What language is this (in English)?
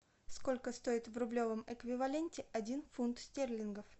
Russian